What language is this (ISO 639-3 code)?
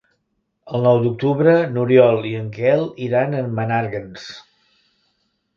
cat